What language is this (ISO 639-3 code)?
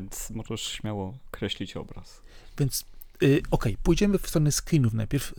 pol